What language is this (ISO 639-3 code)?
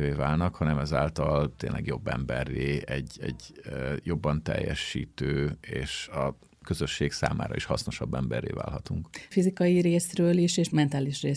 hun